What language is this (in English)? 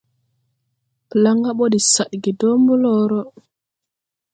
Tupuri